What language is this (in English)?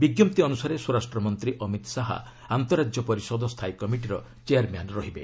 Odia